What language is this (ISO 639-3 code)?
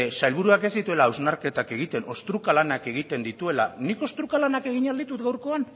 eus